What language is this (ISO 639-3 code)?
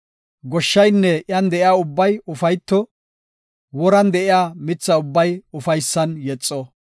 gof